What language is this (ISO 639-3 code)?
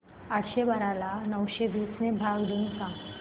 mar